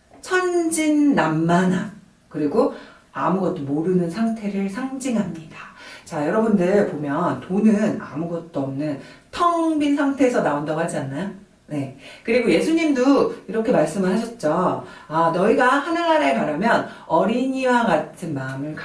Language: Korean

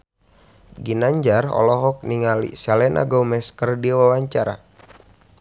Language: Sundanese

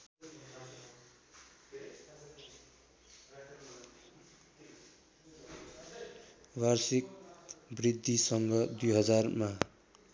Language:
Nepali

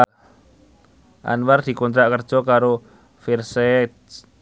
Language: Javanese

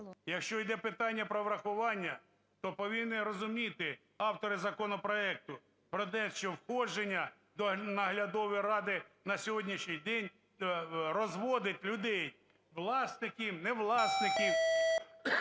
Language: Ukrainian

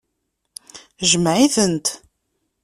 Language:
Kabyle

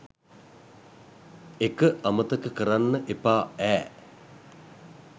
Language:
Sinhala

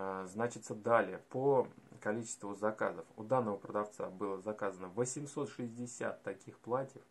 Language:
Russian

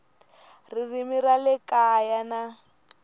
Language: Tsonga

